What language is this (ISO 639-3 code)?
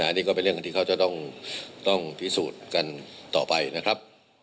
tha